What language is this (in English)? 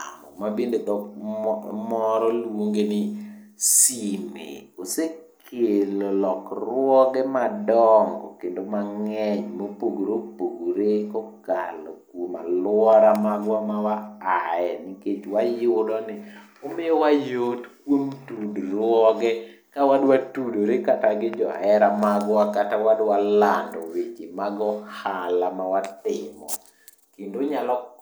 Luo (Kenya and Tanzania)